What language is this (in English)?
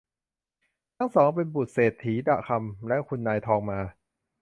Thai